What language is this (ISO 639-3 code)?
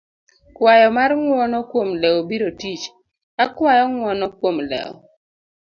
luo